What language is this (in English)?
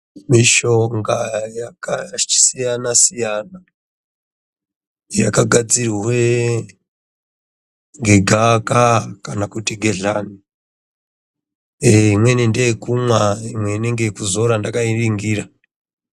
Ndau